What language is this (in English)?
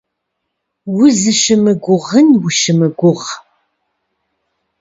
Kabardian